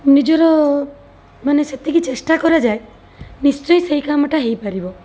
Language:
Odia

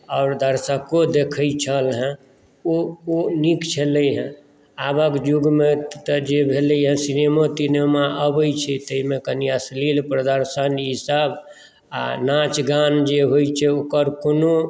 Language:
Maithili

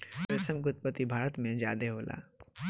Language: Bhojpuri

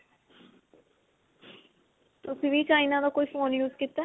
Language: Punjabi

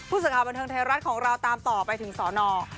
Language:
Thai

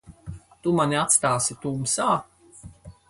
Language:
Latvian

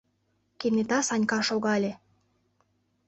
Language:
Mari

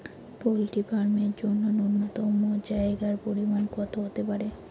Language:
Bangla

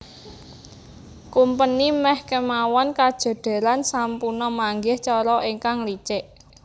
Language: Javanese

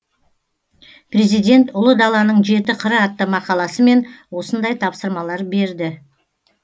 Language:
Kazakh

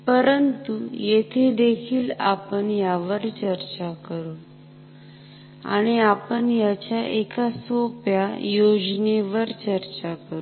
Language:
Marathi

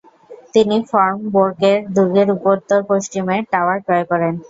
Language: Bangla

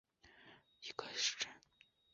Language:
Chinese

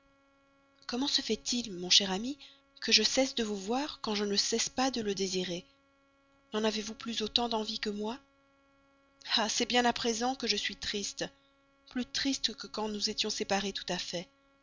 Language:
French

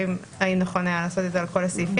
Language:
Hebrew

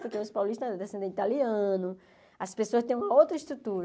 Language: Portuguese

